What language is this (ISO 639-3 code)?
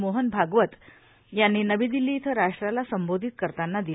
mar